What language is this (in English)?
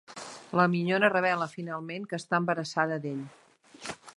Catalan